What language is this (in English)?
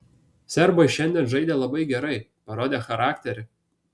Lithuanian